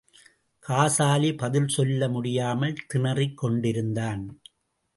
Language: Tamil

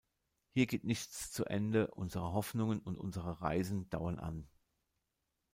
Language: German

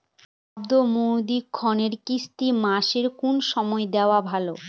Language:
Bangla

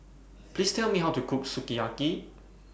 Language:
English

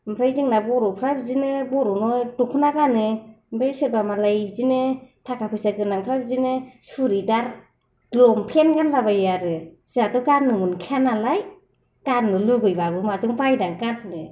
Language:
Bodo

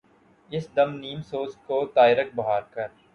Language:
Urdu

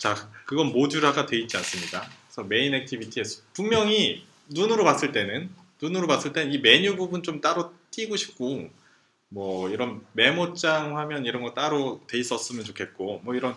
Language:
Korean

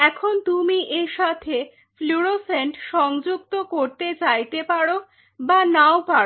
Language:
Bangla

